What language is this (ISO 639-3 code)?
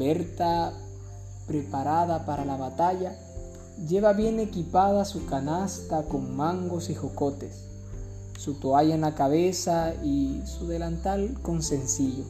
spa